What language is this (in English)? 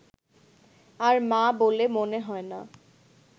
Bangla